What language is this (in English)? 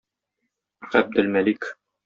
Tatar